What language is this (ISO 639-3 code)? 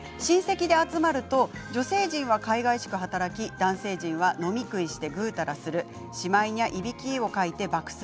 jpn